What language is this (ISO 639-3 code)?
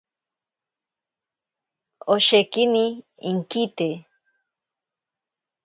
prq